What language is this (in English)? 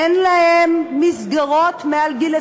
Hebrew